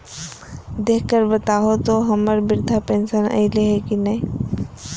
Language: Magahi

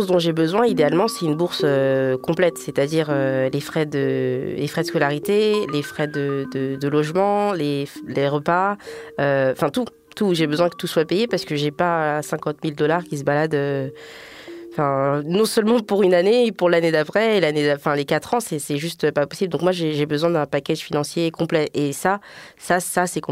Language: French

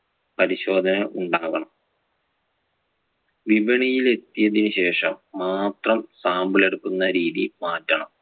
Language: Malayalam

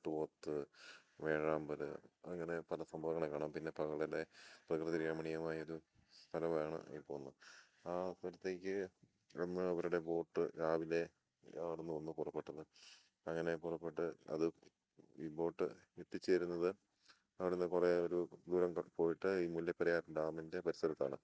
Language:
Malayalam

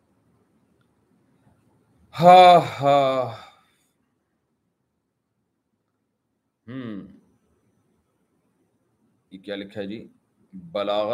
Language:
Urdu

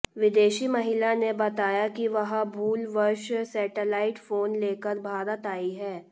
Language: Hindi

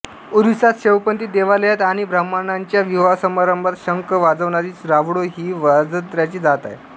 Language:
Marathi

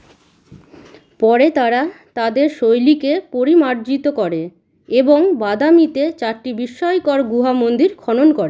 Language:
Bangla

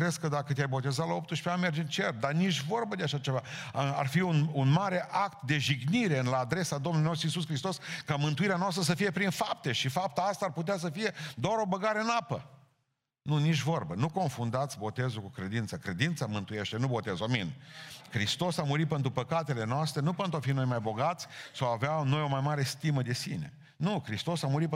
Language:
Romanian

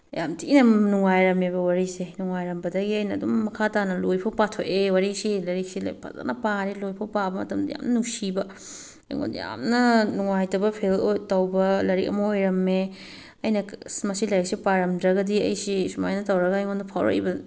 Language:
Manipuri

